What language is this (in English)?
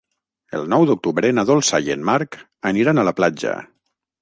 Catalan